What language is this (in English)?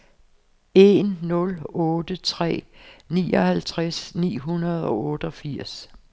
Danish